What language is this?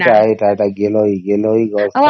Odia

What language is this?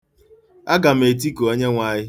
Igbo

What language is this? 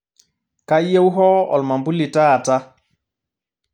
Masai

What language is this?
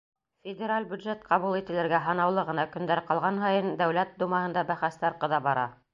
Bashkir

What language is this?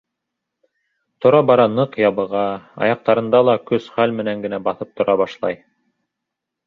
Bashkir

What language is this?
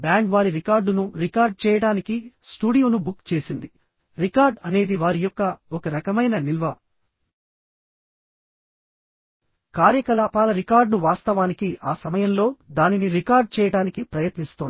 Telugu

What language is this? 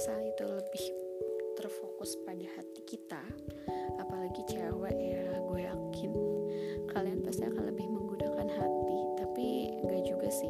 Indonesian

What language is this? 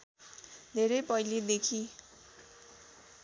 Nepali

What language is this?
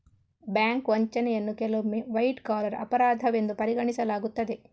Kannada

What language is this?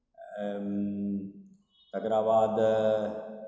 Maithili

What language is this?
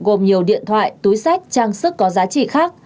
Vietnamese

